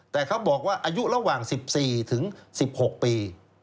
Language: Thai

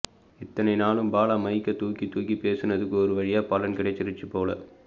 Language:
Tamil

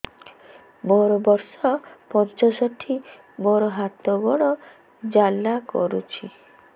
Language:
Odia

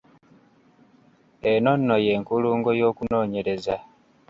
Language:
Ganda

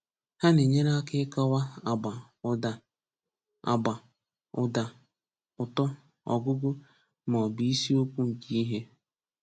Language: Igbo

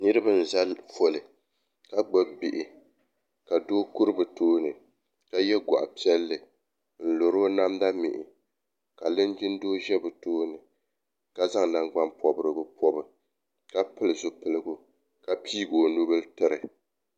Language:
Dagbani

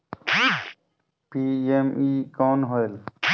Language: Chhattisgarhi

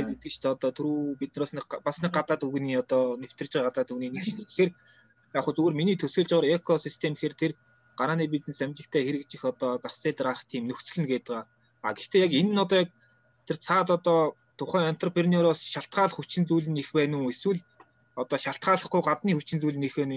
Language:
Russian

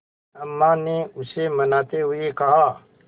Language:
Hindi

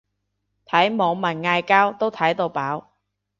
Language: Cantonese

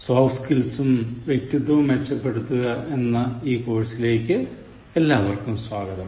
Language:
Malayalam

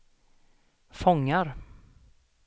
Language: Swedish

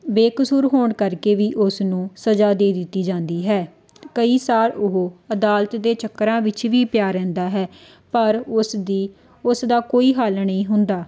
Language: Punjabi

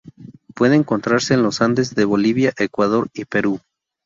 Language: Spanish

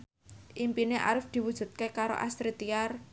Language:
Javanese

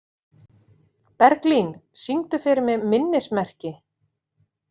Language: Icelandic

